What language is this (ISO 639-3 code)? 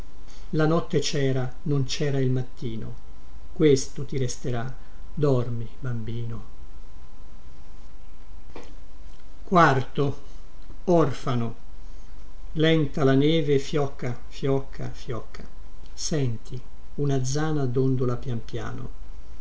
ita